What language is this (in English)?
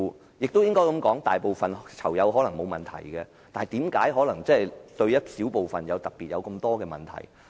Cantonese